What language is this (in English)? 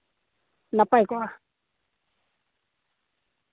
Santali